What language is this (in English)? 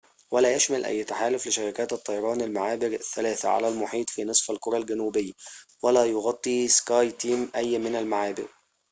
Arabic